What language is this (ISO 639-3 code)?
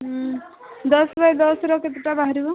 ori